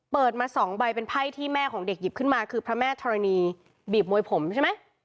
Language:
Thai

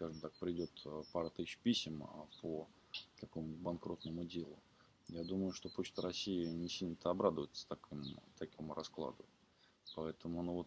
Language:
Russian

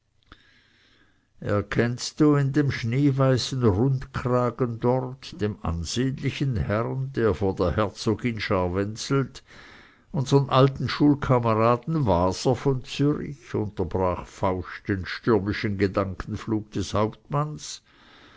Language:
German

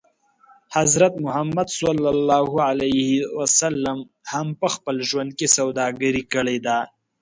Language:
Pashto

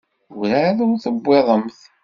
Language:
Kabyle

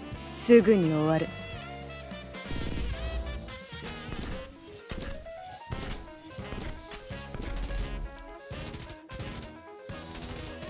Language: Japanese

